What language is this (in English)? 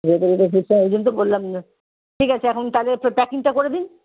Bangla